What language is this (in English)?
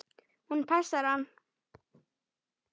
Icelandic